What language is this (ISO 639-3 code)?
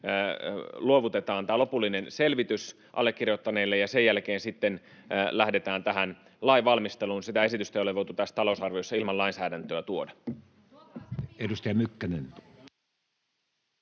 fin